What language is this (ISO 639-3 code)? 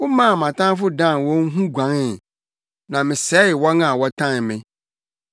aka